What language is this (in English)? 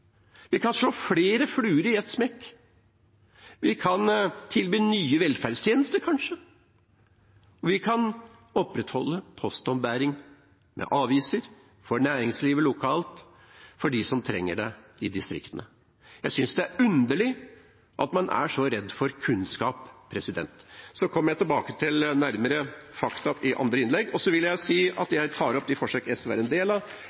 Norwegian